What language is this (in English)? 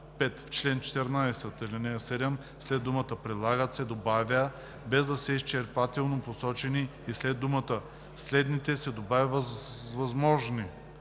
Bulgarian